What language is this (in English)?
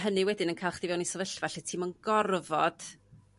Welsh